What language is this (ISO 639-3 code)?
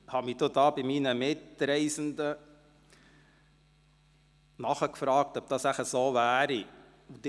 gsw